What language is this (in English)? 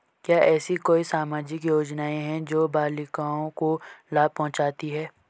Hindi